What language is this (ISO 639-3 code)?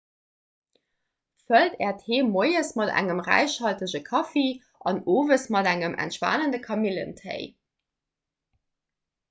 ltz